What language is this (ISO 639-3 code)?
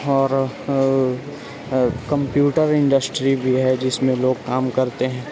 urd